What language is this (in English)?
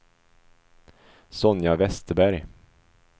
Swedish